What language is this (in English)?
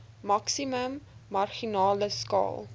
Afrikaans